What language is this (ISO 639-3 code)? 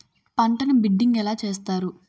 tel